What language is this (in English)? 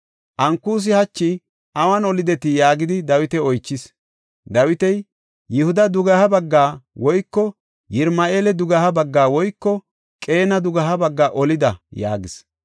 Gofa